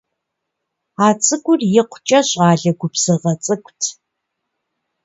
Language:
Kabardian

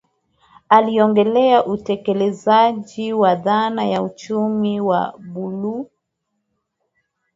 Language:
Swahili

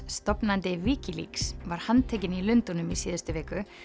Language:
Icelandic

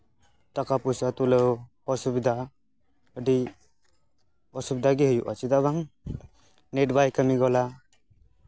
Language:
Santali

